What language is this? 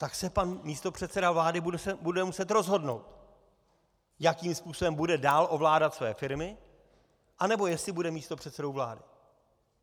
Czech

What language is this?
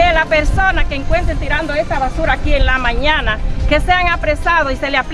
Spanish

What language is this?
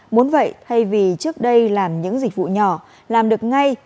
Vietnamese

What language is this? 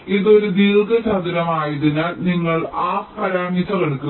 Malayalam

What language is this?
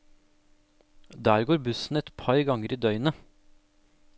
Norwegian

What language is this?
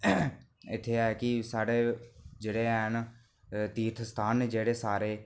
Dogri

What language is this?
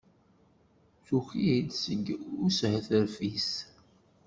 Kabyle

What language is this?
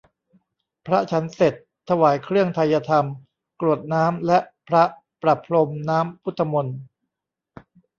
Thai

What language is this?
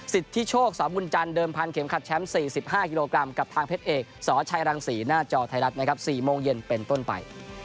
Thai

